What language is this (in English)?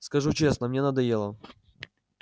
Russian